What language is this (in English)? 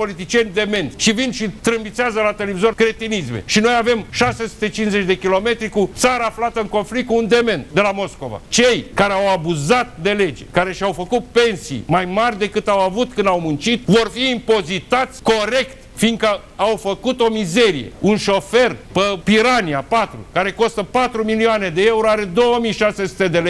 Romanian